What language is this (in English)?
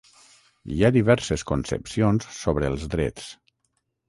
Catalan